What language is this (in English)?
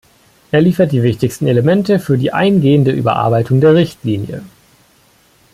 German